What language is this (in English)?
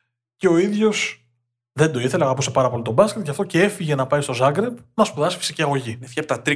Greek